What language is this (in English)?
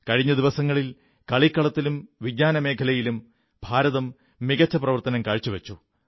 Malayalam